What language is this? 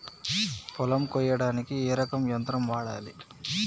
Telugu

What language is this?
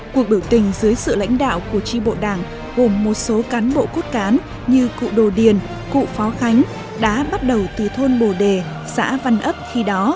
Vietnamese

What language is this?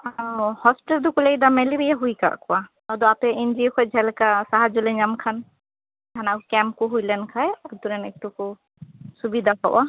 Santali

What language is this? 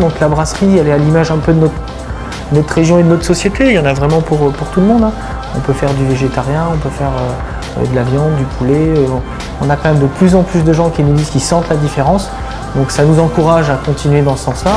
French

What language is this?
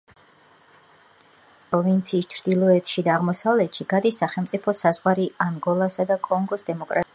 Georgian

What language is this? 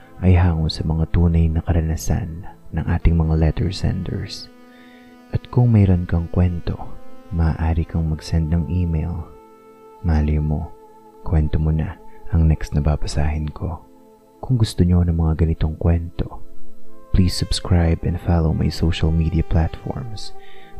Filipino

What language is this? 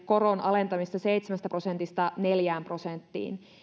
Finnish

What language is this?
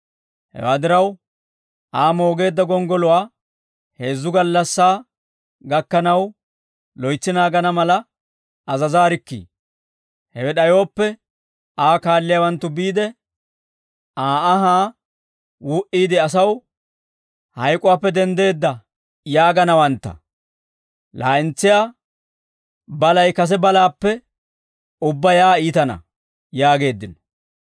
Dawro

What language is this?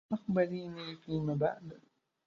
Arabic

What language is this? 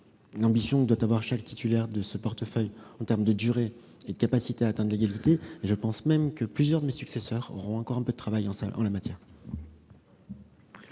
French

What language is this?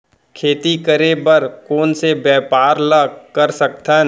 Chhattisgarhi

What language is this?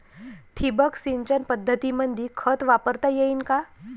Marathi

